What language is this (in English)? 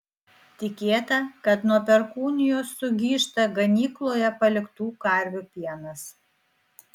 Lithuanian